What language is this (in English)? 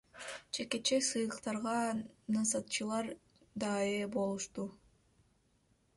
Kyrgyz